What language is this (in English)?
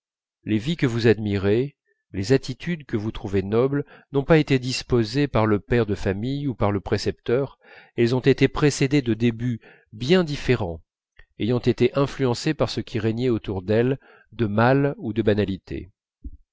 French